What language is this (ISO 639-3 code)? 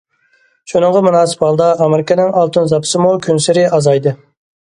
uig